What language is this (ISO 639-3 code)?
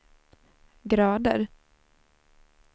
swe